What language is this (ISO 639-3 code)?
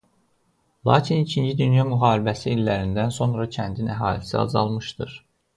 aze